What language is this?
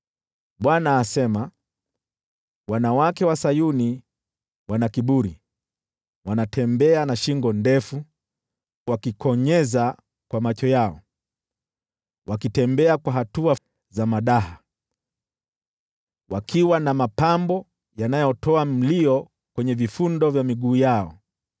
Swahili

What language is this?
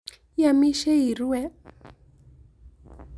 Kalenjin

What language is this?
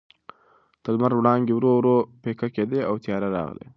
Pashto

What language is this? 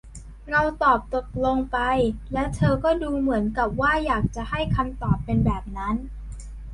Thai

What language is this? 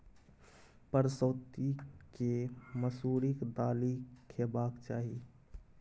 Maithili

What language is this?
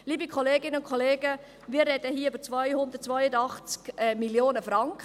Swiss German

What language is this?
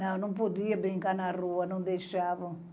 Portuguese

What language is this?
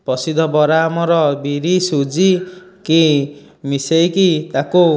Odia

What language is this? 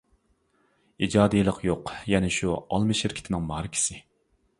Uyghur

